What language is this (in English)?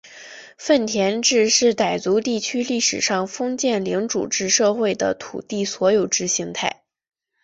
Chinese